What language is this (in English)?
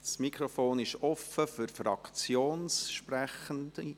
Swiss German